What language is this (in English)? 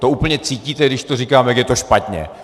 Czech